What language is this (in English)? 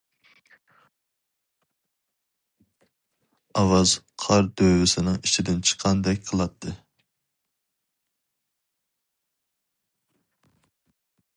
Uyghur